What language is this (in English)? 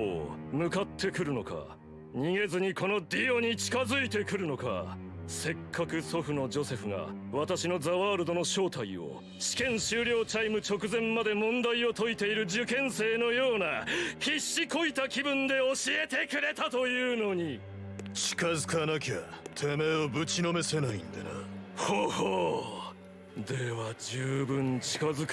Japanese